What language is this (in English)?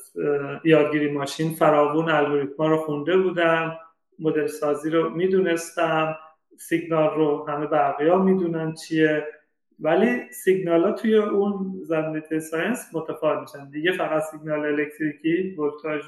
Persian